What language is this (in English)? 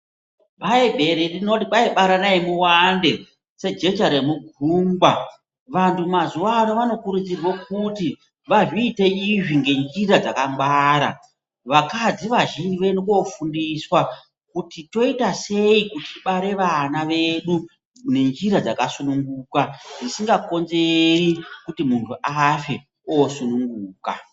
Ndau